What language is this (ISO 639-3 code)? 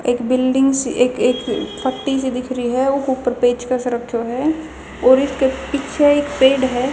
bgc